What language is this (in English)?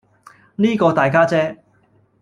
Cantonese